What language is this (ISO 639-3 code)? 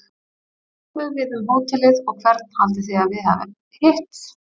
isl